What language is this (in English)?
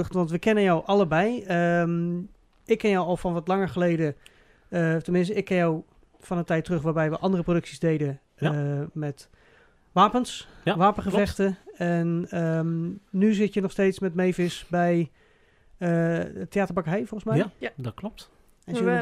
Dutch